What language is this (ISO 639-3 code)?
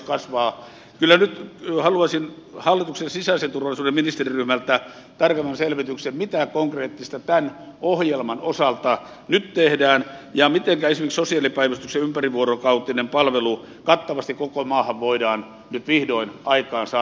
fin